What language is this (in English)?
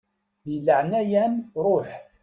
Kabyle